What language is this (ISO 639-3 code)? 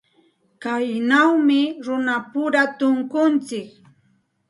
qxt